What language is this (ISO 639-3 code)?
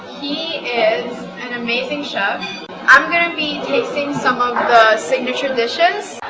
eng